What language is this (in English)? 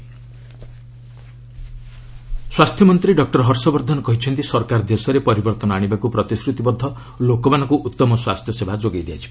Odia